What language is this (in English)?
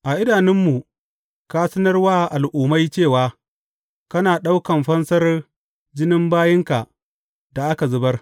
Hausa